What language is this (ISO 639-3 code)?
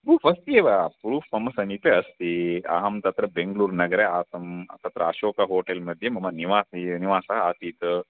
san